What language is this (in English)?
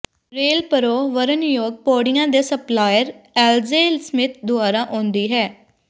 Punjabi